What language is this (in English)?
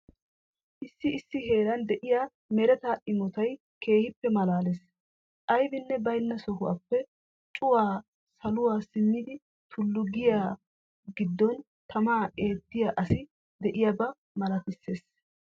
Wolaytta